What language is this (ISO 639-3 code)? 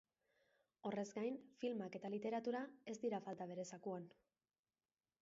eus